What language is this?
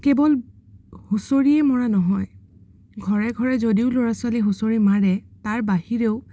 Assamese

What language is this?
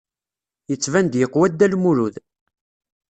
Kabyle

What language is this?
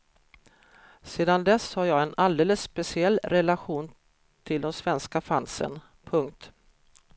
Swedish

